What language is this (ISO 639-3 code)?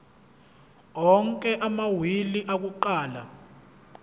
zul